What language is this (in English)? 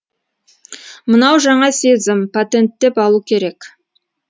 Kazakh